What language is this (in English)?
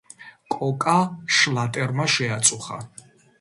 Georgian